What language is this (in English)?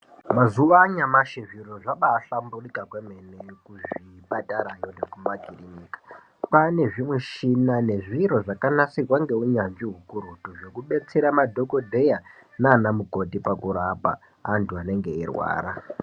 Ndau